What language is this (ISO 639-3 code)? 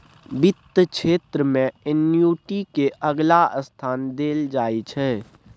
mai